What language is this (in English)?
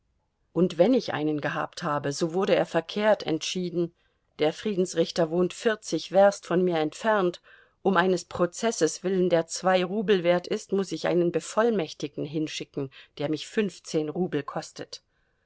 German